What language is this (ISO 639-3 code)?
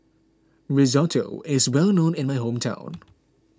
eng